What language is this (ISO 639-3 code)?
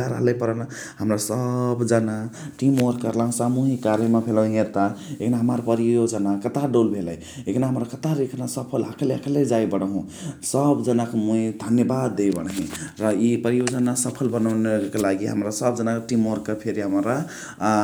the